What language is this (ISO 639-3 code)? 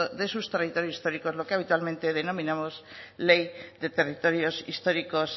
spa